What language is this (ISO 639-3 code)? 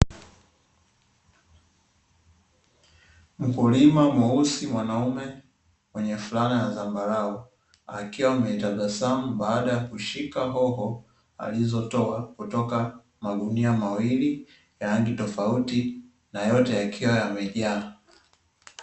swa